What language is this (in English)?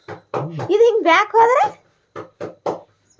Kannada